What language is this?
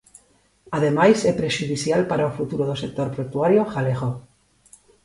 Galician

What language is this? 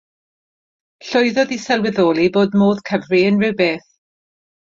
Welsh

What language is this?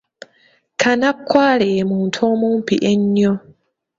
Ganda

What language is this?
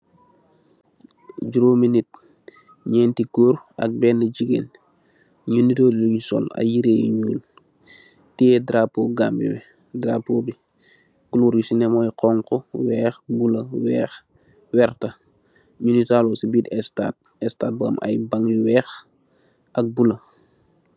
Wolof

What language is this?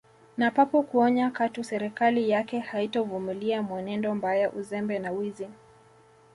Swahili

